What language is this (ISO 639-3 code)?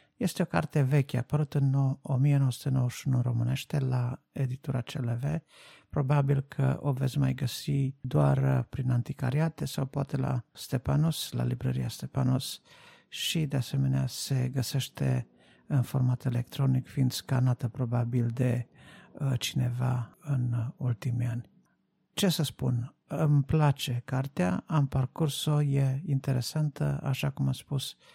ron